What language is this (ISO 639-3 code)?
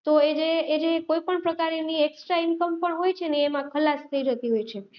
guj